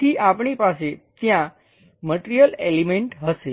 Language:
Gujarati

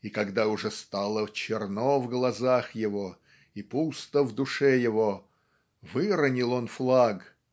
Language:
Russian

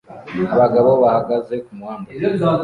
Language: Kinyarwanda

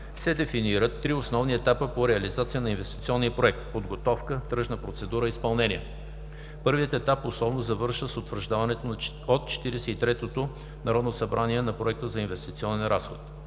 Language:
Bulgarian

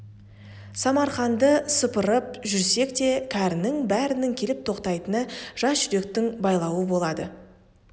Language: Kazakh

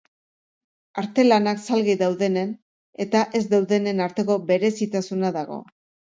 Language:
Basque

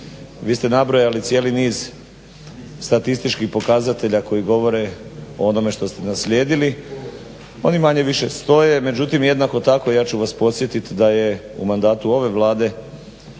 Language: Croatian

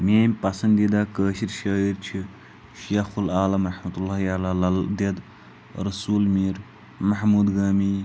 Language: Kashmiri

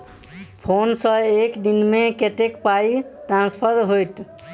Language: Maithili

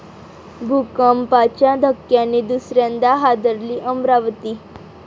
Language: Marathi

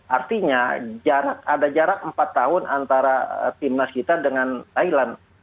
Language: Indonesian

